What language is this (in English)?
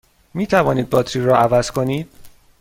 Persian